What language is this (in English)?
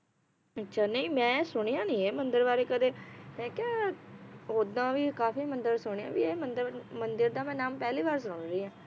Punjabi